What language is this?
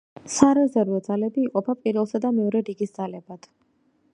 Georgian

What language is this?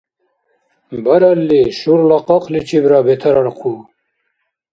Dargwa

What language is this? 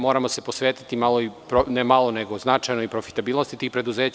Serbian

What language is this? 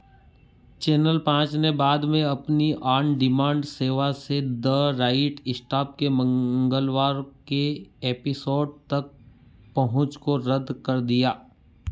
Hindi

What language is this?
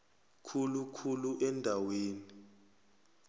South Ndebele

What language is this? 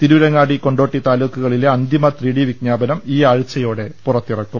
Malayalam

